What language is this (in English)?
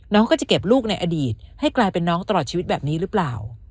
Thai